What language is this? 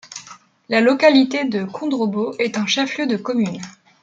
French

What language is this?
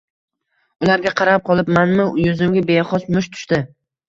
Uzbek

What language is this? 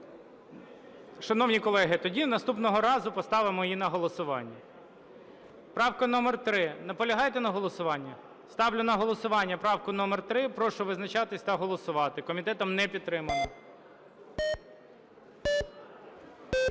Ukrainian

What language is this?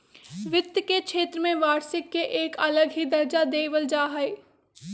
Magahi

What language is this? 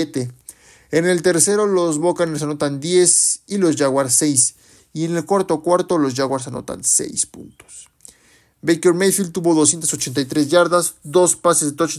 Spanish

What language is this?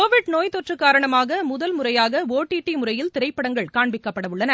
Tamil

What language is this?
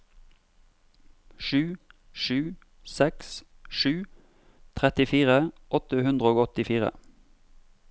Norwegian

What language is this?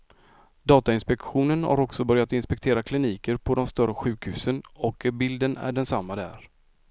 Swedish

